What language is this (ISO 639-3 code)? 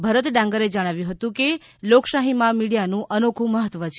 guj